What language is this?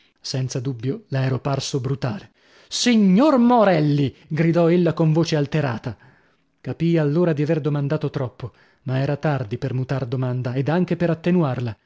Italian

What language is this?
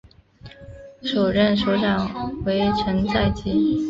Chinese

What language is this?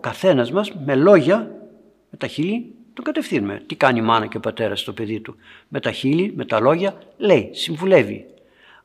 Greek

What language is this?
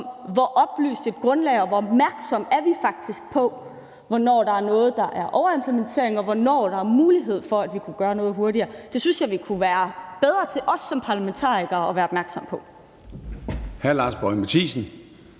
Danish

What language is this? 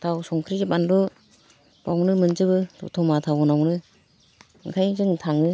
Bodo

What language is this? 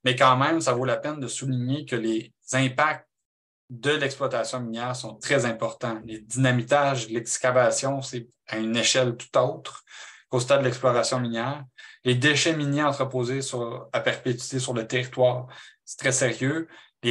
French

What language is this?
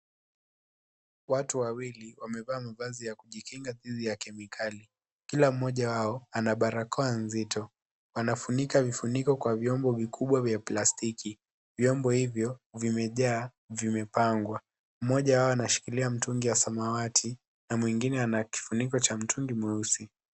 Swahili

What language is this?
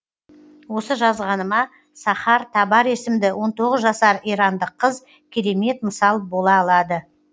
Kazakh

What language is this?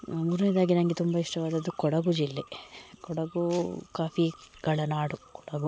Kannada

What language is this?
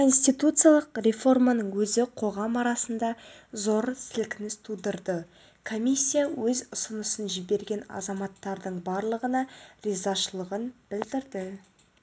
Kazakh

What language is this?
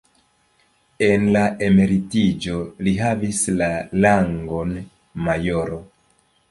Esperanto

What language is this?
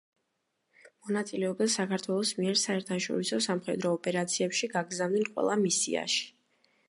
Georgian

